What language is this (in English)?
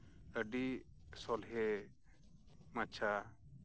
Santali